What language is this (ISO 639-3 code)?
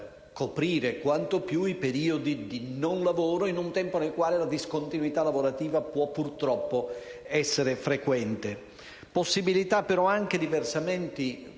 ita